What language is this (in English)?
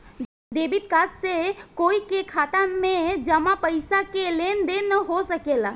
Bhojpuri